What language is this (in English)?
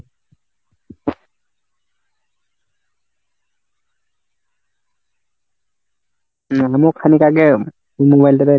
Bangla